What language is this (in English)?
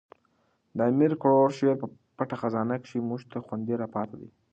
Pashto